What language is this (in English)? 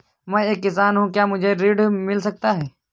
Hindi